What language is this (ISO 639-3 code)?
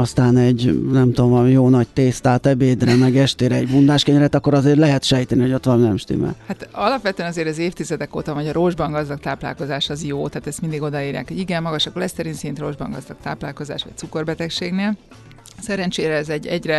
hun